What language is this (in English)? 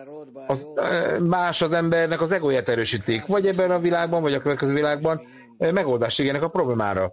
Hungarian